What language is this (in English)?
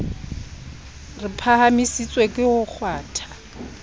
Southern Sotho